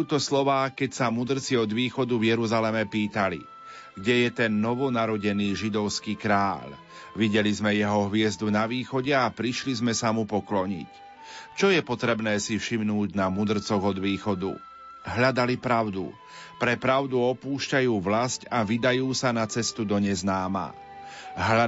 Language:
Slovak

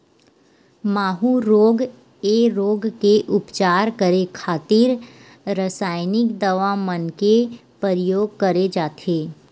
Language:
Chhattisgarhi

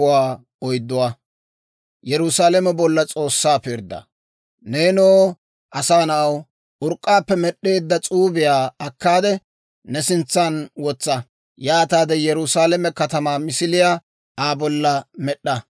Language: Dawro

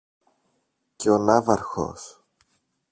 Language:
Greek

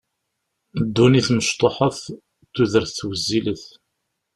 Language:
Kabyle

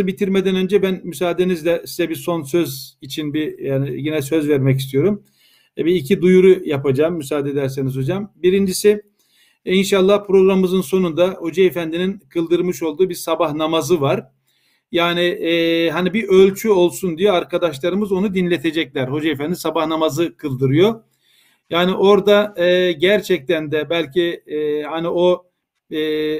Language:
Turkish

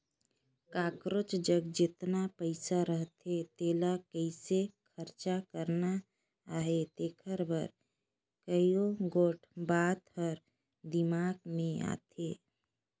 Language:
Chhattisgarhi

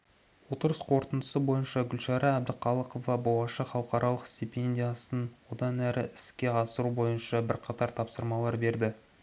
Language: Kazakh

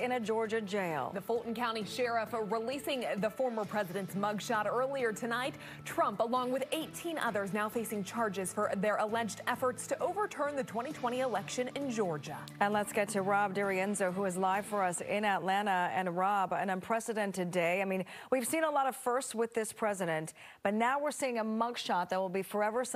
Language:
English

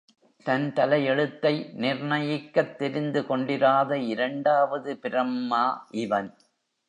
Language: Tamil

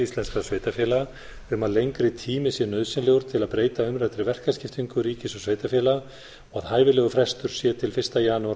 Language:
Icelandic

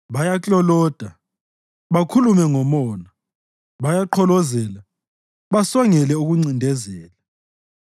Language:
North Ndebele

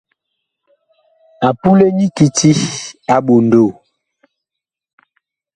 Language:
Bakoko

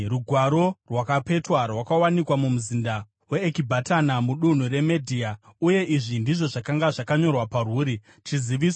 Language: Shona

